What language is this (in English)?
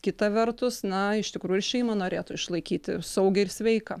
Lithuanian